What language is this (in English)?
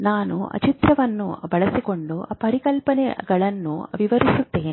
Kannada